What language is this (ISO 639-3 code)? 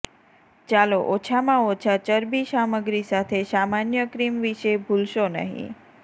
guj